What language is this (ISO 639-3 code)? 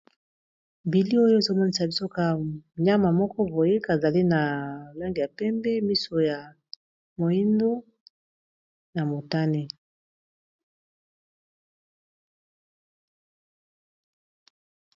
lin